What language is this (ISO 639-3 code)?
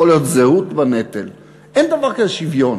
heb